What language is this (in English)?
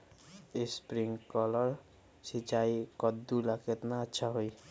Magahi